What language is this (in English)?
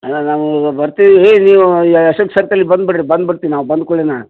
Kannada